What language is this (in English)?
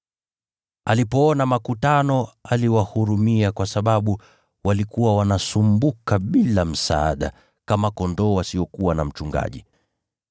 Swahili